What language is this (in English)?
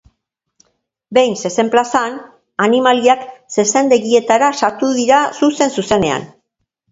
Basque